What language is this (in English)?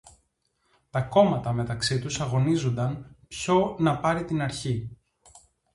Greek